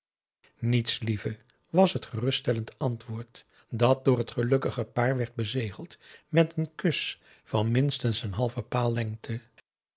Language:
Dutch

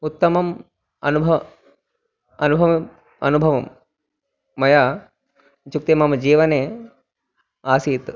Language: Sanskrit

